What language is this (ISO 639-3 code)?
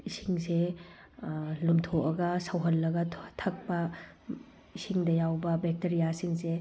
mni